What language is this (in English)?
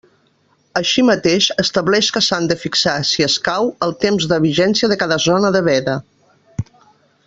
Catalan